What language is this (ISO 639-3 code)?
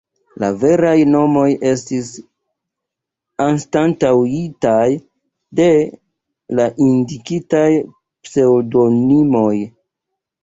epo